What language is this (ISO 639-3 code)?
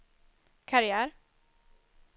swe